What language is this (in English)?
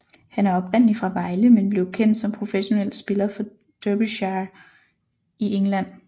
Danish